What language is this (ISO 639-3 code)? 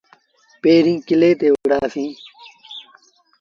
sbn